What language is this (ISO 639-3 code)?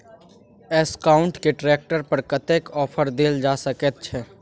mai